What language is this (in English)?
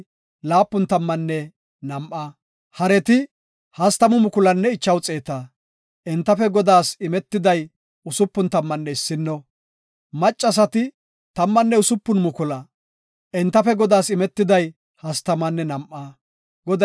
Gofa